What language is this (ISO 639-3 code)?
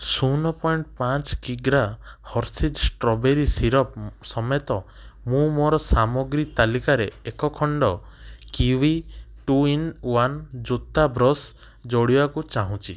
ori